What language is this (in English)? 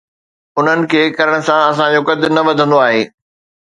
Sindhi